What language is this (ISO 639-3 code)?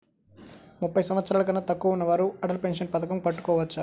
tel